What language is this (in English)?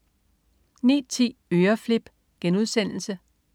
Danish